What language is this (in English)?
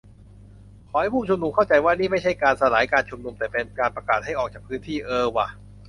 Thai